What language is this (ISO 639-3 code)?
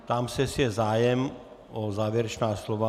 ces